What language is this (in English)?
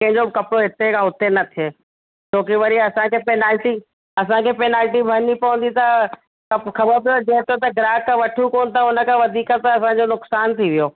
Sindhi